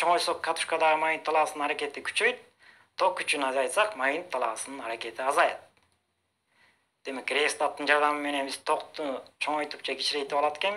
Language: Turkish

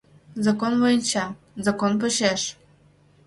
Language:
Mari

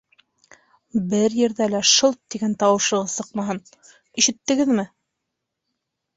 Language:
Bashkir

